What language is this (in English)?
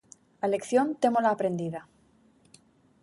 Galician